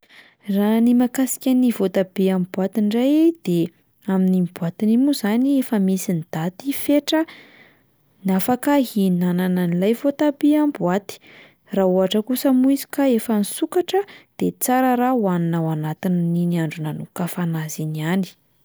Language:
Malagasy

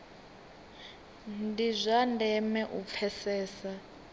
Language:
Venda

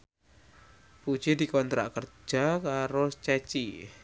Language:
Javanese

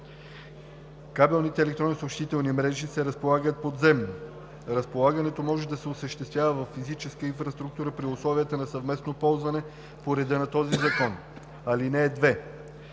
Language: Bulgarian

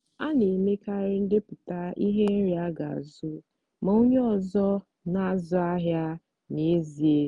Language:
Igbo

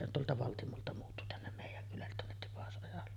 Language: Finnish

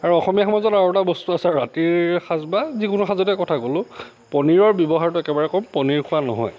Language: Assamese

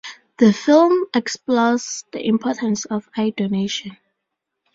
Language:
English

